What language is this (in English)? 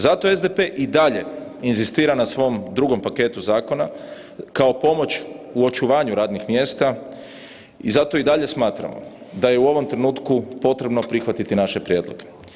Croatian